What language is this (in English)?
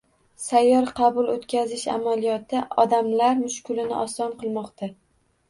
Uzbek